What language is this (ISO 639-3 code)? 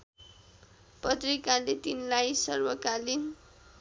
nep